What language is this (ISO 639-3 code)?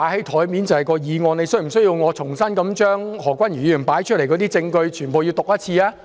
yue